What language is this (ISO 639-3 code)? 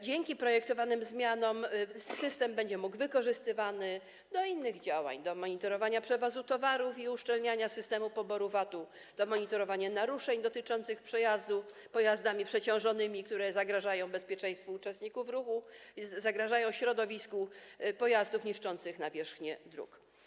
pol